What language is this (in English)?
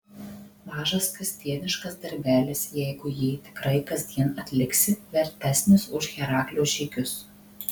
Lithuanian